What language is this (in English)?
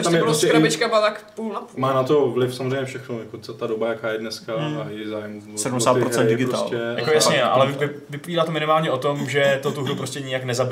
Czech